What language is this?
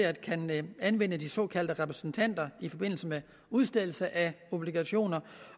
Danish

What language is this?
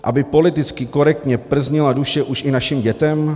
Czech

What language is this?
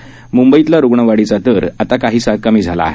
Marathi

